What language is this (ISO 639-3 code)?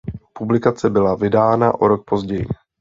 ces